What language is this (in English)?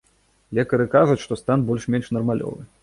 Belarusian